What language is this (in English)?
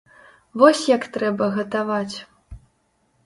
Belarusian